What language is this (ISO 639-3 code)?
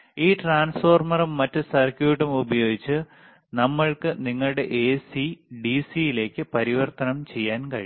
mal